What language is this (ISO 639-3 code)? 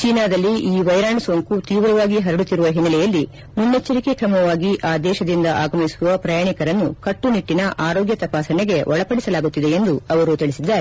kan